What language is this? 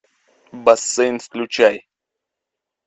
Russian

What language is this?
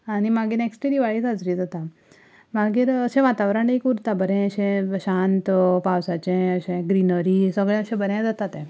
Konkani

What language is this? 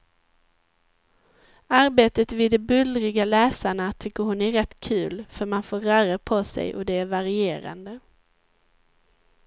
Swedish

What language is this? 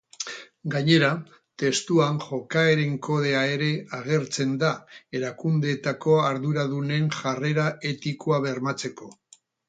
Basque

